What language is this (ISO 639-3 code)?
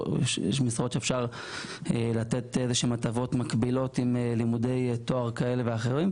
heb